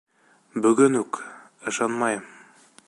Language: Bashkir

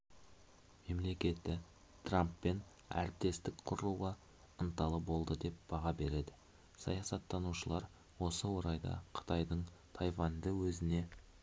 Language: Kazakh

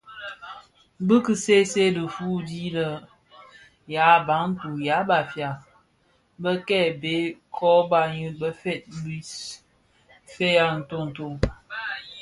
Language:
Bafia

